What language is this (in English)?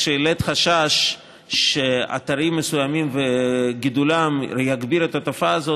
Hebrew